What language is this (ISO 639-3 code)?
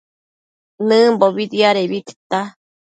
mcf